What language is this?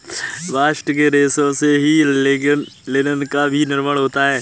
Hindi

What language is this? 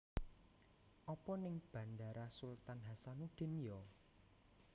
Javanese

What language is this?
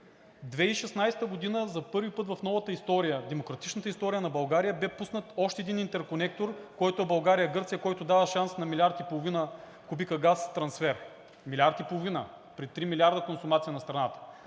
Bulgarian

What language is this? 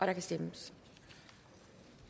Danish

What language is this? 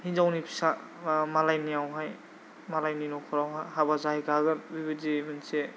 Bodo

